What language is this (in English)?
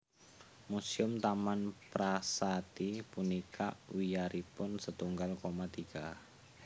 Javanese